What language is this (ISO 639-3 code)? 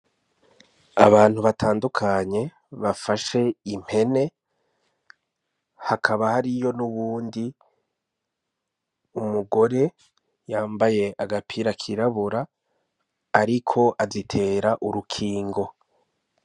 run